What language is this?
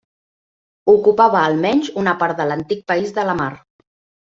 Catalan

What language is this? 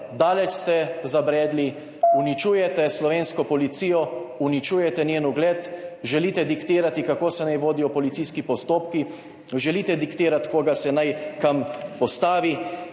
Slovenian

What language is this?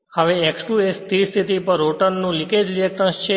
Gujarati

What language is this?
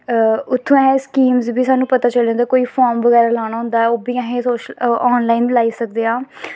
Dogri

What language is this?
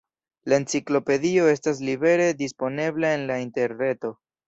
Esperanto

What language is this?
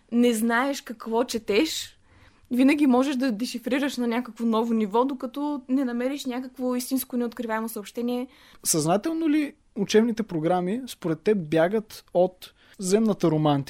Bulgarian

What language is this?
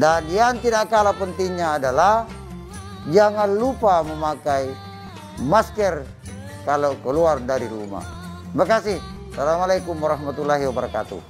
Indonesian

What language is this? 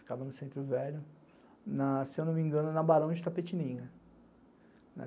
Portuguese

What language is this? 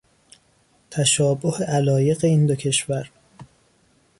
Persian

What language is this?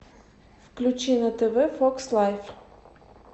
Russian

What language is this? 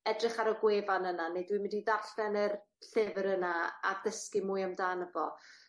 Welsh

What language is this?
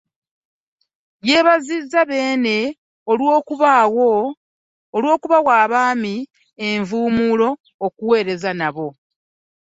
Ganda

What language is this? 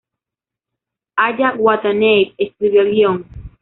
Spanish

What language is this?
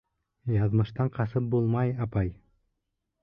Bashkir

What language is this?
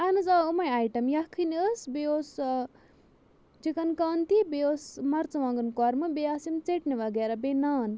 Kashmiri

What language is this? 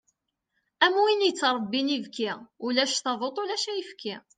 Kabyle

